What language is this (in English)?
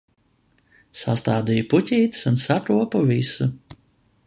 Latvian